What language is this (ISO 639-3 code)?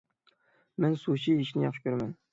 uig